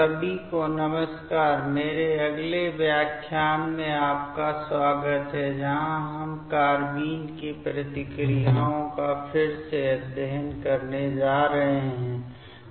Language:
Hindi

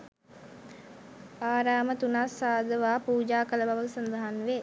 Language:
Sinhala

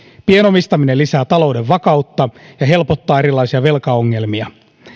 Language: Finnish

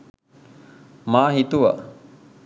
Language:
Sinhala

